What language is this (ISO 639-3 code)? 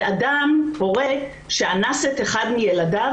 heb